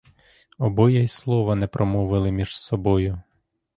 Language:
Ukrainian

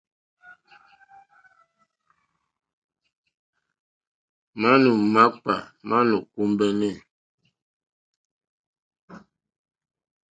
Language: Mokpwe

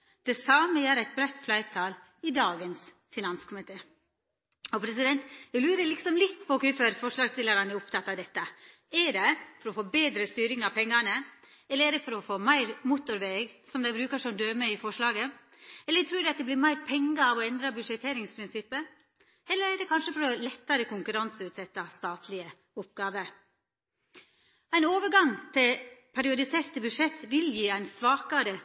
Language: Norwegian Nynorsk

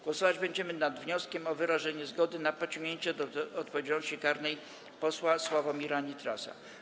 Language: Polish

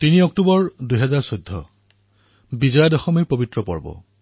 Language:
Assamese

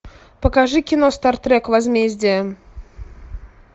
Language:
Russian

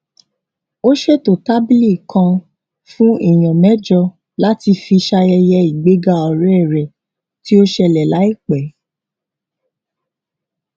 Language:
Yoruba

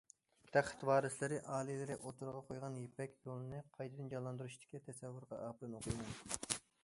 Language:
Uyghur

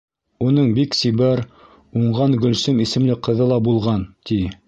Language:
Bashkir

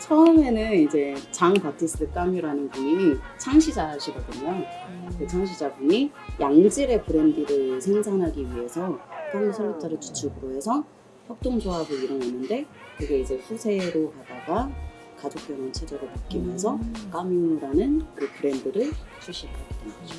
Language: Korean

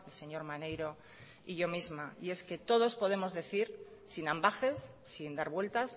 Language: Spanish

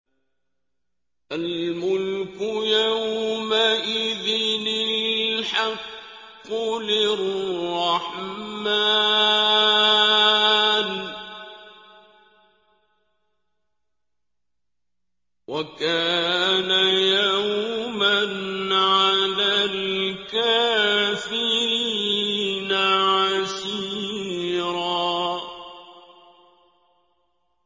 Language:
Arabic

